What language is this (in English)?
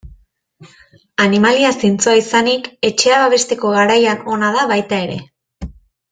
Basque